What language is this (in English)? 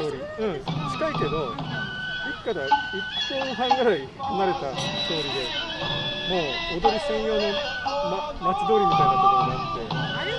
Japanese